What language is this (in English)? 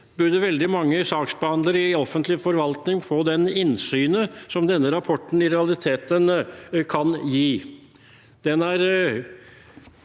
Norwegian